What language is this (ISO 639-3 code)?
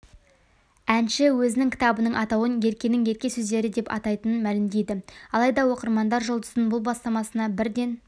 kaz